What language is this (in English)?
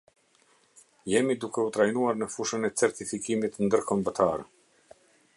Albanian